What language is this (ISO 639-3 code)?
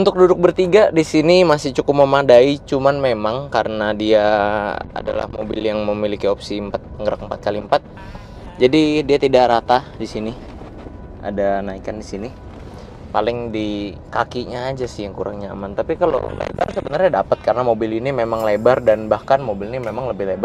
ind